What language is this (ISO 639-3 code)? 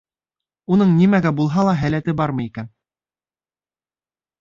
bak